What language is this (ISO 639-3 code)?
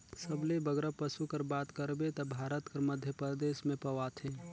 hne